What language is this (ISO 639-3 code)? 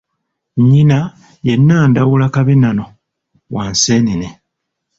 lug